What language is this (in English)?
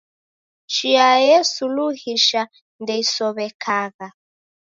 Taita